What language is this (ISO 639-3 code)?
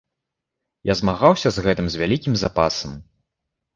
bel